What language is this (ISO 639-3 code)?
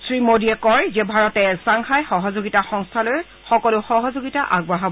asm